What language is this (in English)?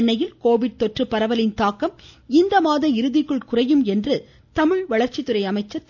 Tamil